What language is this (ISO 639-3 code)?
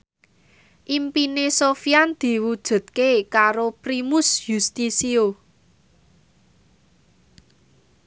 jav